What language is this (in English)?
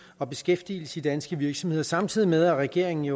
Danish